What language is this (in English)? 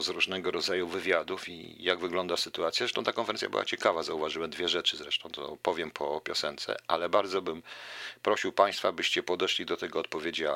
Polish